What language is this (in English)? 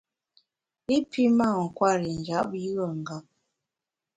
Bamun